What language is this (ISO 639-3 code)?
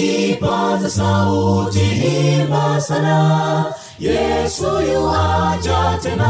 swa